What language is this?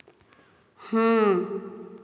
Odia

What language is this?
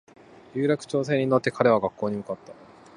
Japanese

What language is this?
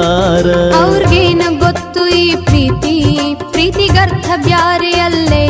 Kannada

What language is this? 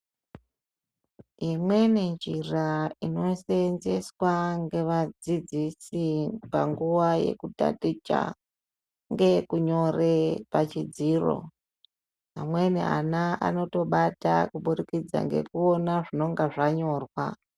Ndau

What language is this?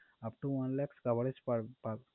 Bangla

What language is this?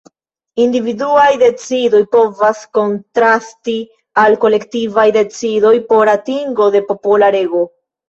Esperanto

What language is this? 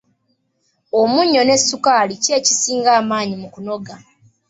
Ganda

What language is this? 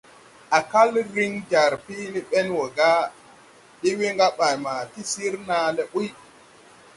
Tupuri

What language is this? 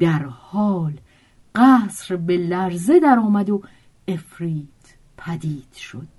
Persian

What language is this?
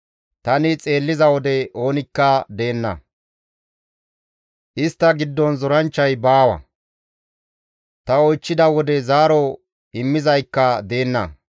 Gamo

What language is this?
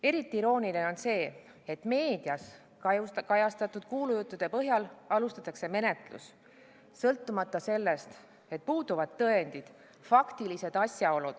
Estonian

